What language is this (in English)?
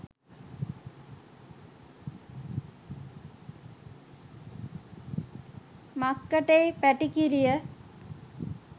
Sinhala